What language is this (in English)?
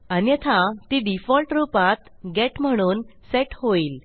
Marathi